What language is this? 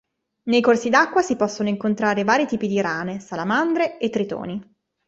Italian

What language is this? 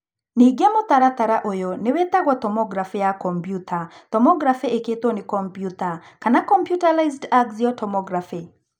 Kikuyu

